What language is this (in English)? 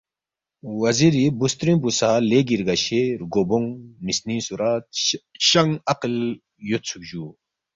Balti